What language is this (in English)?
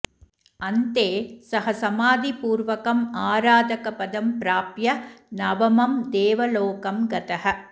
Sanskrit